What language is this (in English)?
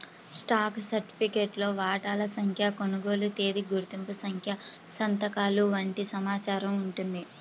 Telugu